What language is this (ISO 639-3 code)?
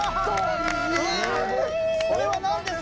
jpn